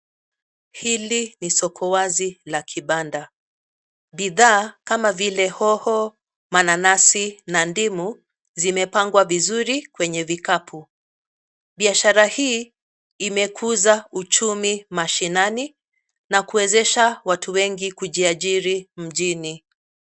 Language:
Swahili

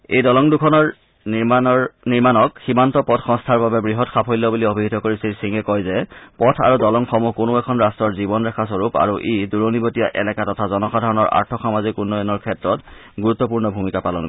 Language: Assamese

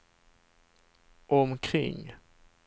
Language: Swedish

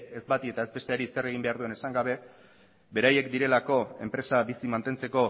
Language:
Basque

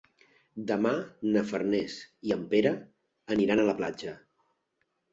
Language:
Catalan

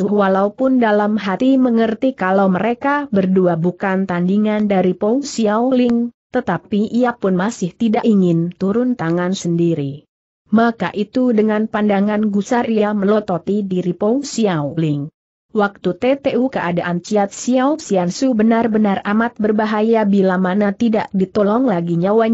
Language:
Indonesian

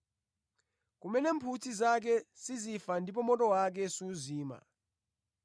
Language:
Nyanja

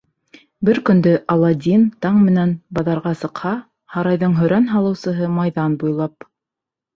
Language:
Bashkir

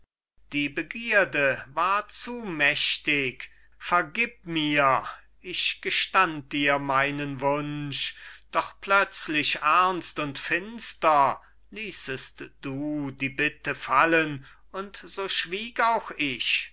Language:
German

